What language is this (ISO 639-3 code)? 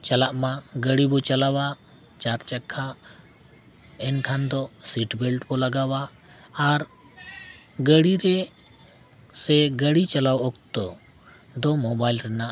sat